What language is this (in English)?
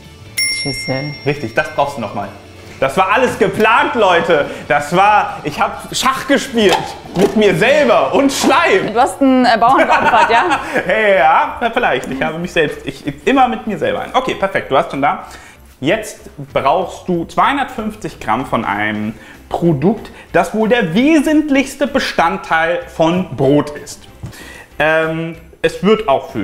German